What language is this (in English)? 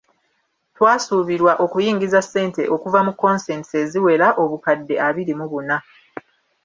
Ganda